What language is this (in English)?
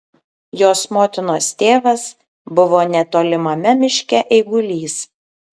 Lithuanian